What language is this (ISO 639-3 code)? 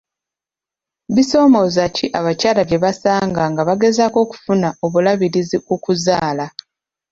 lug